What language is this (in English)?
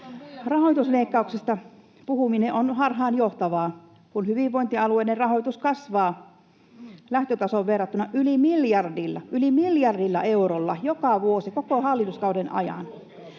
Finnish